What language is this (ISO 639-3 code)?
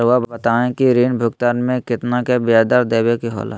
mag